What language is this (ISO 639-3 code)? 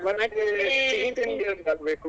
kan